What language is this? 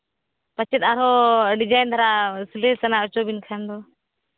Santali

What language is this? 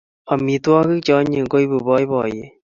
Kalenjin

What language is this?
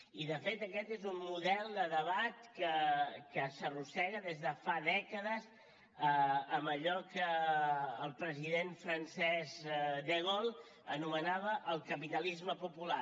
Catalan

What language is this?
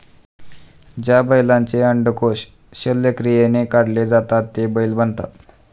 Marathi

